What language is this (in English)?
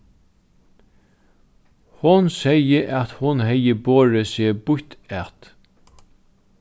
Faroese